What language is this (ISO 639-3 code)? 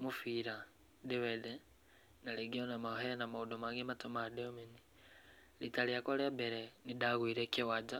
kik